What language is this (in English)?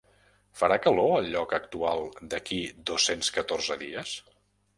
Catalan